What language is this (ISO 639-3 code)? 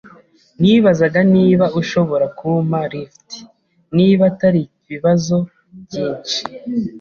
kin